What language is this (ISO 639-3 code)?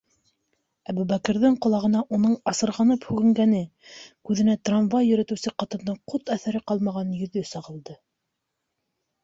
bak